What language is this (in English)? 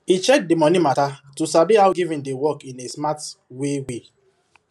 Nigerian Pidgin